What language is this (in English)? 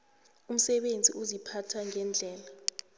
South Ndebele